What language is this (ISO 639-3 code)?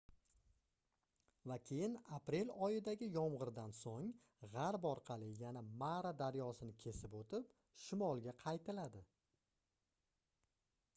uzb